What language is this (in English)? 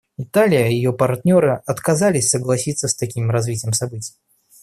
Russian